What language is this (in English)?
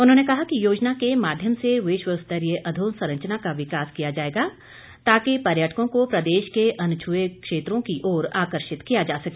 Hindi